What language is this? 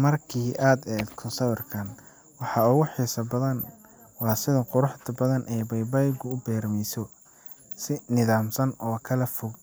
Somali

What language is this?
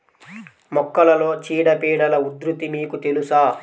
Telugu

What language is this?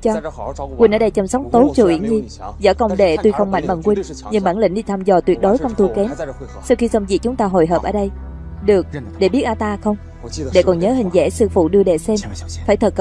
Vietnamese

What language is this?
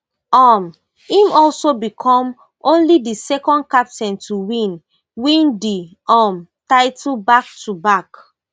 Nigerian Pidgin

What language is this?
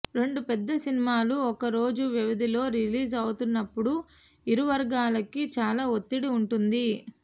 Telugu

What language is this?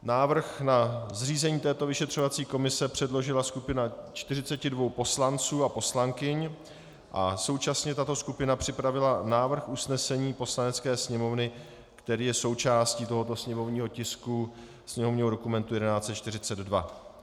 Czech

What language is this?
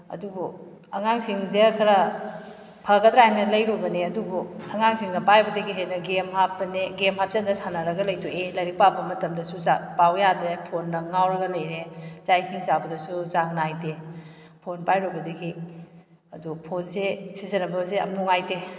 Manipuri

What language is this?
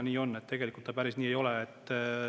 Estonian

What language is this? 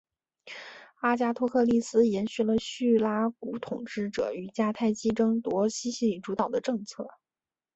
Chinese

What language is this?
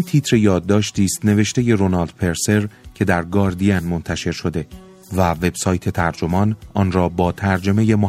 Persian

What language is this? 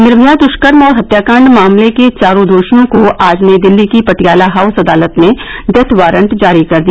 Hindi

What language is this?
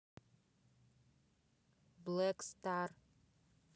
Russian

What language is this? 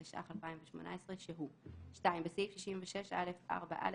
Hebrew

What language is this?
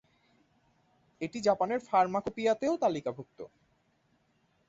Bangla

